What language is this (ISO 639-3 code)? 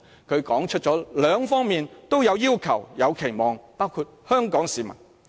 yue